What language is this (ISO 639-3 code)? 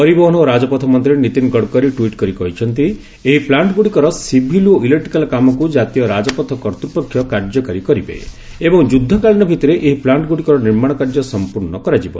ori